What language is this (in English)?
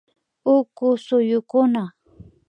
Imbabura Highland Quichua